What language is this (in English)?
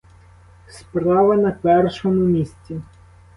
Ukrainian